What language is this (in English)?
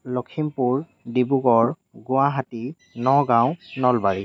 Assamese